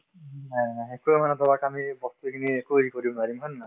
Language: Assamese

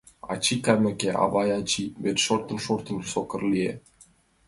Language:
Mari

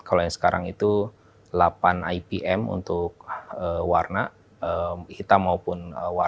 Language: Indonesian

